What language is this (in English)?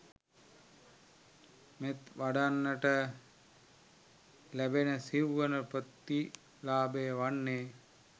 Sinhala